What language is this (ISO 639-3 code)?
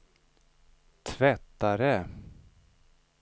swe